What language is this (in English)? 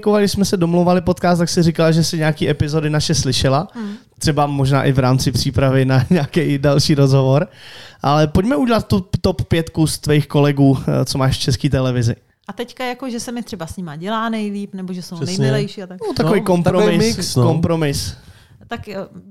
Czech